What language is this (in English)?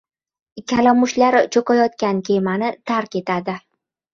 Uzbek